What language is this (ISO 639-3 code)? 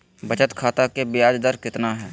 mag